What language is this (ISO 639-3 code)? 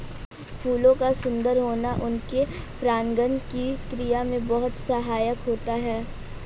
hin